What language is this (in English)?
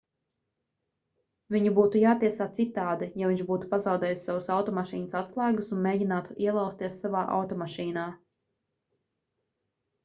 Latvian